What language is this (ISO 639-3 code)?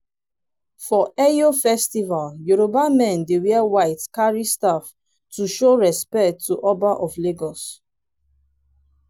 pcm